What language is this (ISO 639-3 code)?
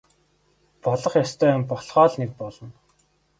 mon